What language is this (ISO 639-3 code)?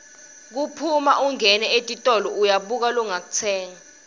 ssw